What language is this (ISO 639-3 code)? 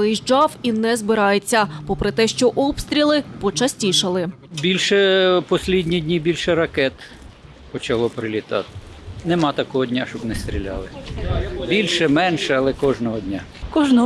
ukr